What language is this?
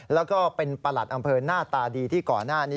Thai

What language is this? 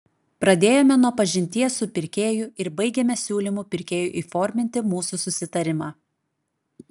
Lithuanian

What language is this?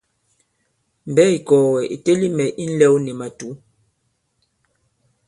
Bankon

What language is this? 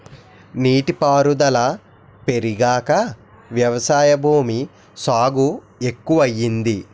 Telugu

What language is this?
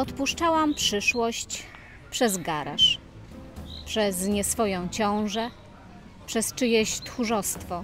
Polish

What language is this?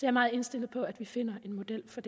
Danish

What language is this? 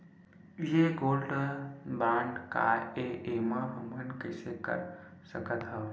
Chhattisgarhi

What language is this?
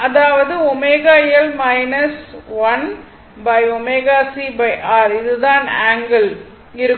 Tamil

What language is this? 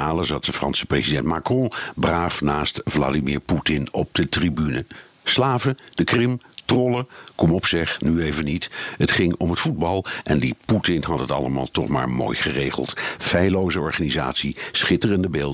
Dutch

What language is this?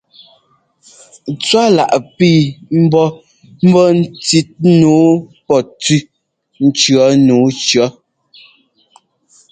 Ngomba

